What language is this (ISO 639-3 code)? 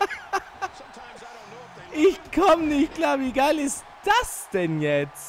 deu